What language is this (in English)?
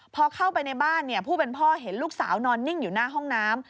Thai